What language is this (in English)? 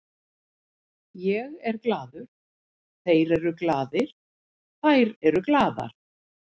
Icelandic